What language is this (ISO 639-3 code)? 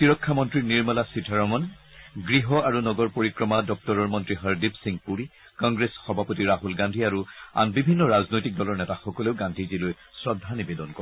asm